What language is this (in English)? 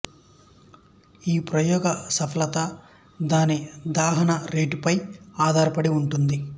Telugu